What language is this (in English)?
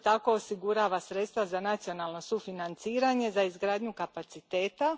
Croatian